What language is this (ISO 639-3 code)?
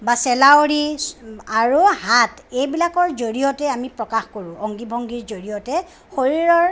asm